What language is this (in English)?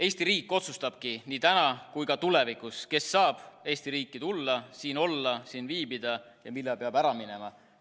Estonian